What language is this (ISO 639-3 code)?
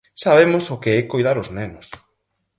glg